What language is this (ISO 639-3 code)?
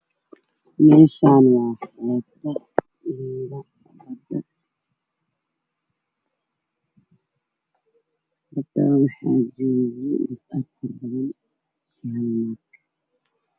som